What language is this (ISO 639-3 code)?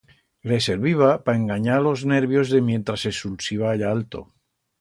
arg